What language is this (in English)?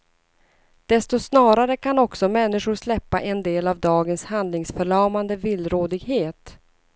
Swedish